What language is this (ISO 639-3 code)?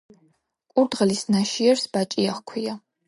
kat